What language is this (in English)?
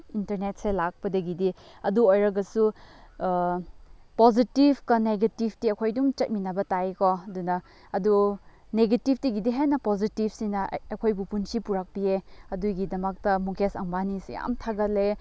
Manipuri